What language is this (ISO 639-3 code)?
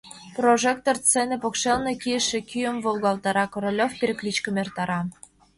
chm